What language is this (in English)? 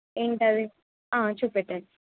Telugu